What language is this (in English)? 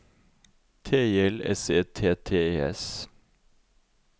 Norwegian